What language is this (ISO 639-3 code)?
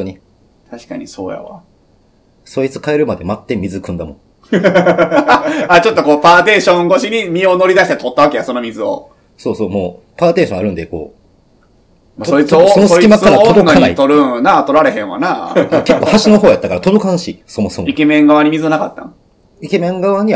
jpn